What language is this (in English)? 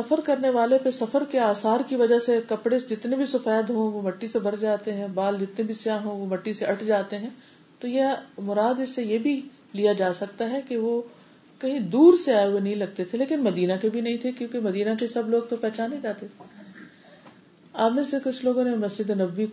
Urdu